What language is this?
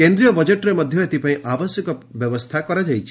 Odia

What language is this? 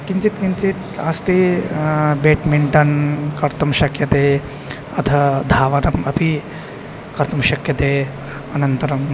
Sanskrit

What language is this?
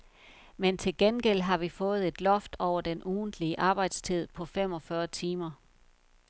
Danish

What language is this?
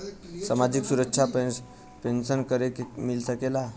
Bhojpuri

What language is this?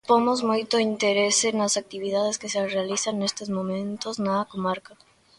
Galician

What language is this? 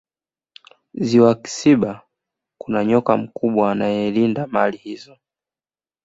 Swahili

